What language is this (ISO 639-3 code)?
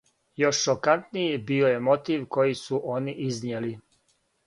srp